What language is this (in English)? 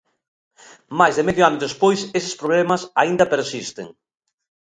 Galician